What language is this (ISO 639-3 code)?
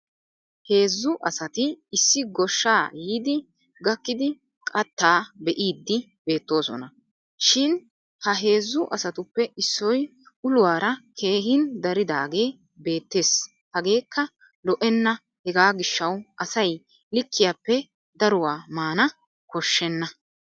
wal